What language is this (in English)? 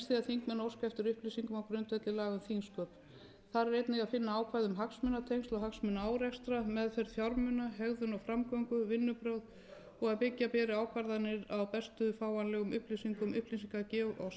Icelandic